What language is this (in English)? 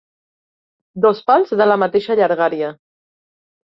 Catalan